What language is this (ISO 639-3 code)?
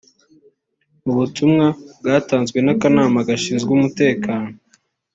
kin